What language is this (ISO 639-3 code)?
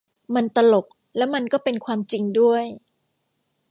tha